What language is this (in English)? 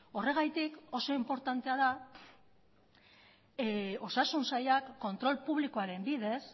Basque